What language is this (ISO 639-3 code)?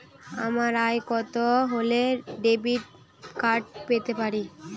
ben